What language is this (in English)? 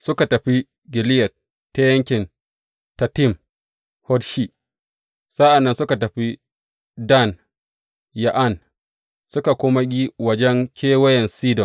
Hausa